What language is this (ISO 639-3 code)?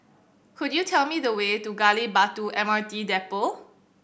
eng